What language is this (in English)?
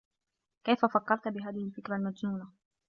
Arabic